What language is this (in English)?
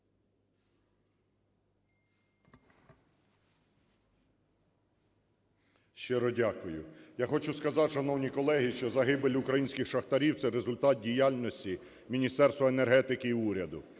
Ukrainian